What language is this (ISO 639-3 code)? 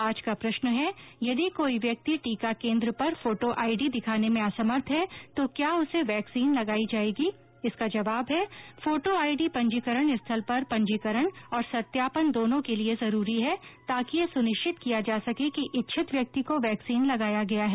hin